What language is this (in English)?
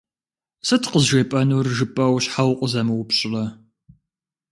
Kabardian